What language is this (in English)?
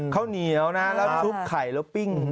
Thai